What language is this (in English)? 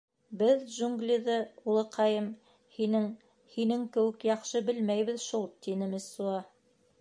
Bashkir